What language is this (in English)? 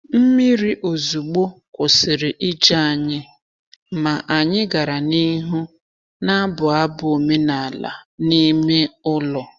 Igbo